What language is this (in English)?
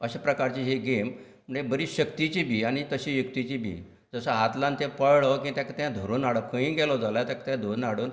Konkani